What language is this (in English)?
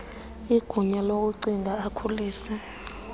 Xhosa